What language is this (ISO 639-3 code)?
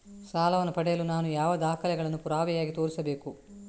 kan